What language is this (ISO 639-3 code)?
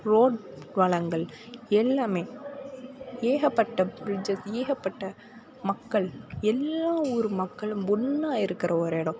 tam